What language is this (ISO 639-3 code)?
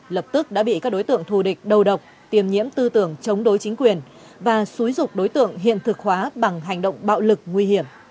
vie